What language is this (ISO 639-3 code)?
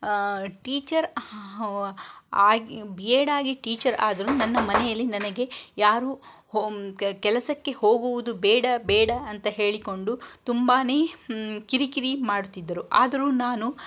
kan